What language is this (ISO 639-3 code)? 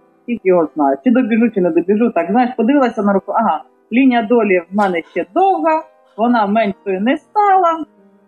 ukr